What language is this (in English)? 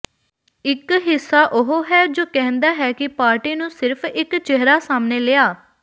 Punjabi